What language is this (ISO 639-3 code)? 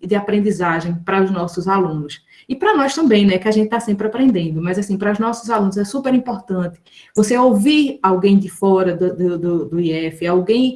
por